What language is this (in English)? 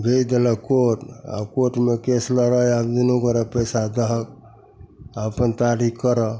Maithili